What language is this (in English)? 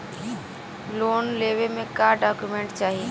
Bhojpuri